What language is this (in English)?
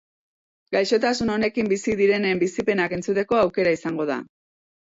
Basque